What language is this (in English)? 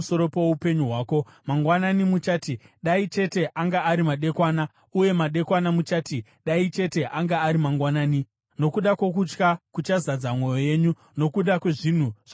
Shona